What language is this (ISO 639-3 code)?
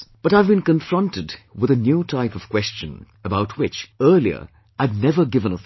eng